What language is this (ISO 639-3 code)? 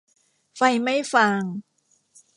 tha